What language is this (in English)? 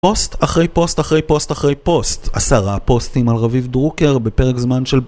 Hebrew